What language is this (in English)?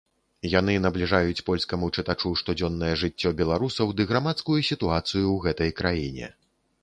Belarusian